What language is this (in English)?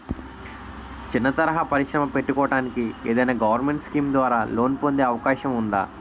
Telugu